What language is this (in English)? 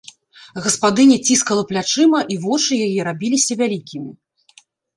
Belarusian